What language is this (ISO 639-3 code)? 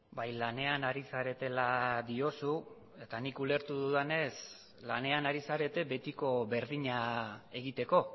eus